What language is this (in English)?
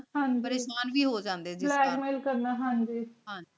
Punjabi